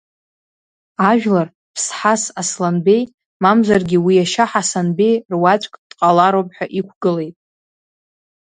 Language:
Abkhazian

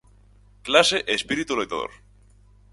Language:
Galician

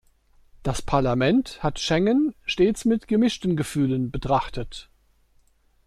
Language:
German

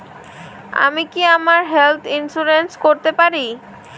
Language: Bangla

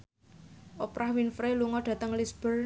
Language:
Javanese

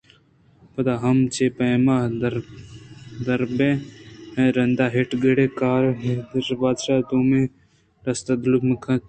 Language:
Eastern Balochi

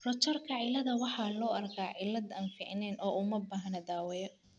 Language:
Somali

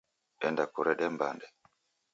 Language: Taita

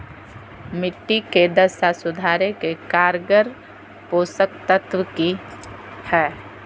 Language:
Magahi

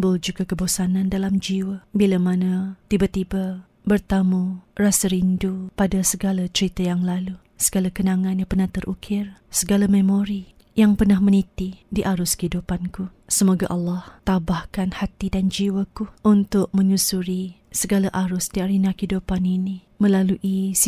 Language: Malay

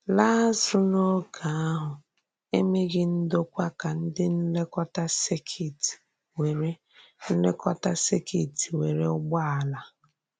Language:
Igbo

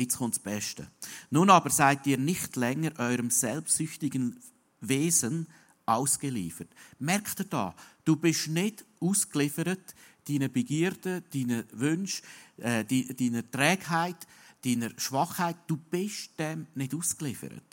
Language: German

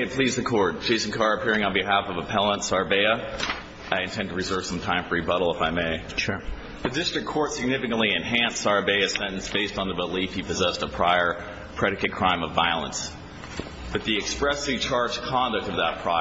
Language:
English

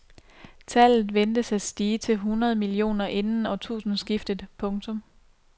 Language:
Danish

